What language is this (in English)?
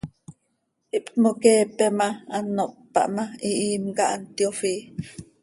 Seri